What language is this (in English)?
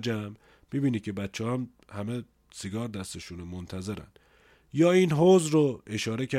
Persian